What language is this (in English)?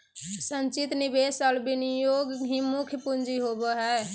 Magahi